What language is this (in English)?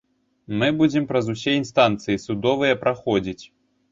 Belarusian